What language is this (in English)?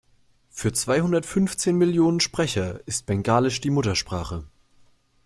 German